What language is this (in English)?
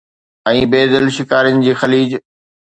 Sindhi